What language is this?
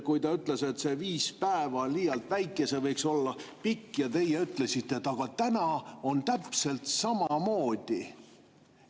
Estonian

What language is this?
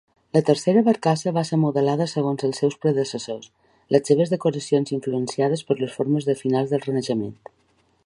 Catalan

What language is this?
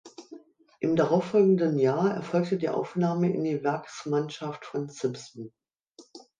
German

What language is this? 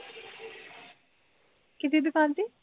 Punjabi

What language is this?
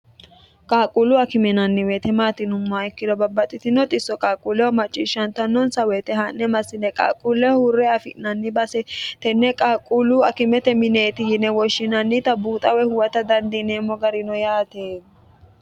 Sidamo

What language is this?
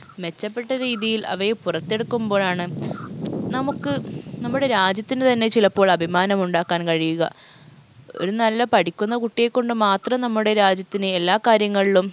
Malayalam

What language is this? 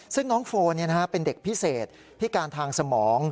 Thai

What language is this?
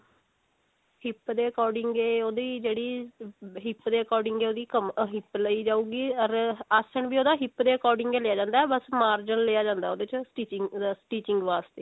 Punjabi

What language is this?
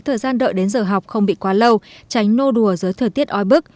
Vietnamese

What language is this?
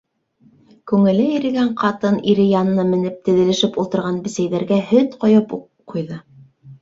Bashkir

